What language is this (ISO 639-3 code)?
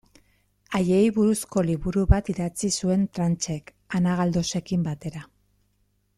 eus